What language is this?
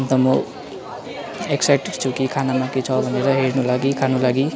Nepali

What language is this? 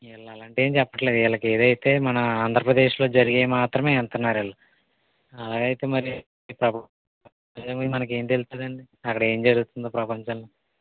Telugu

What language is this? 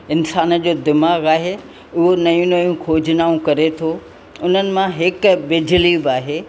Sindhi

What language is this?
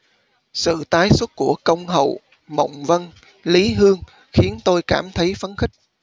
Vietnamese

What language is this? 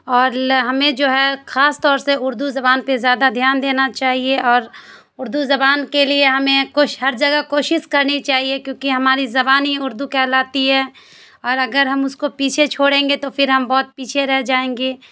Urdu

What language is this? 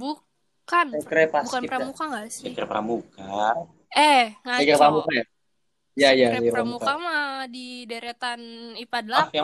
Indonesian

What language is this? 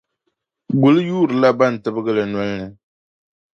Dagbani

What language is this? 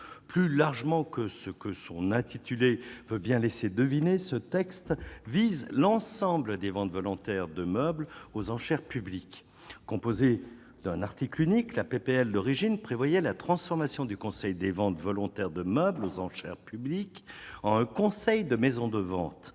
French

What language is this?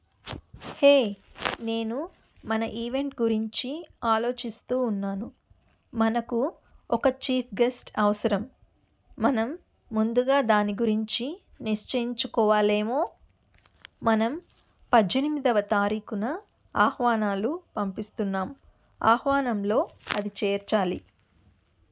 Telugu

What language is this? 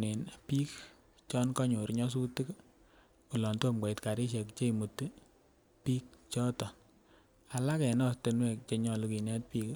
Kalenjin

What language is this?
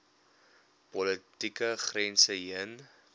Afrikaans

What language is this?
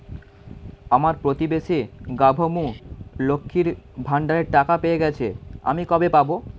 Bangla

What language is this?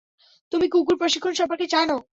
Bangla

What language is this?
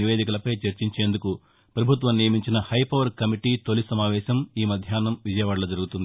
Telugu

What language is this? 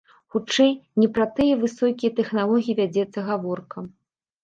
Belarusian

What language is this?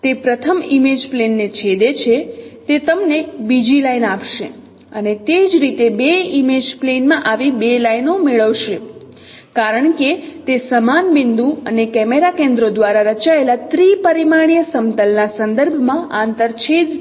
Gujarati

